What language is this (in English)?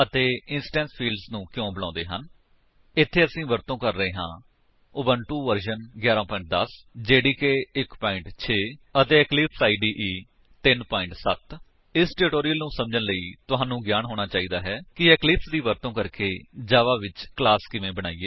Punjabi